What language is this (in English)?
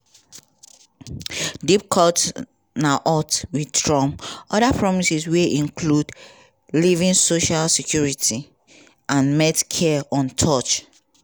Nigerian Pidgin